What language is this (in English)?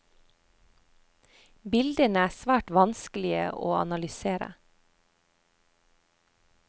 Norwegian